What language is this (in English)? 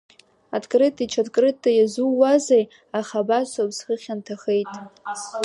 Abkhazian